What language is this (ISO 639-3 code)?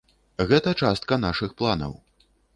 bel